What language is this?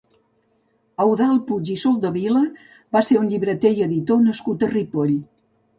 Catalan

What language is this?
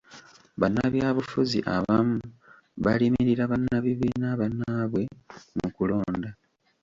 Ganda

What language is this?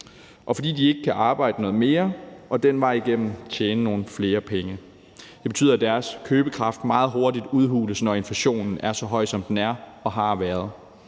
Danish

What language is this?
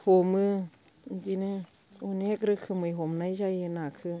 Bodo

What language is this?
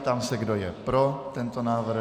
Czech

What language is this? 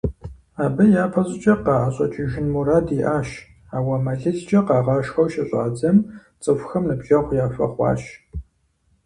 Kabardian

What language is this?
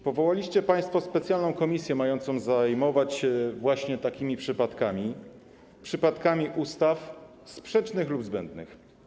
Polish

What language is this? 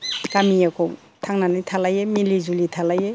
Bodo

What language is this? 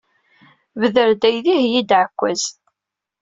Kabyle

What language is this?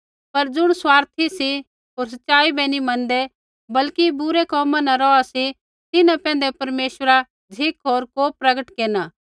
Kullu Pahari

